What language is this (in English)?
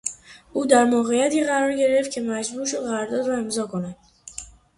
Persian